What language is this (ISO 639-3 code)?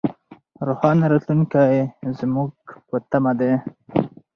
pus